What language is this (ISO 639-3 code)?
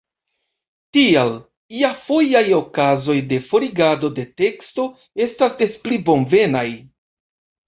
epo